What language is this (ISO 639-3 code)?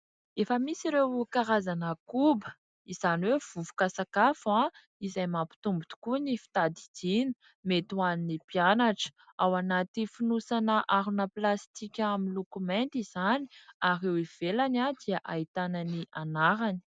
mlg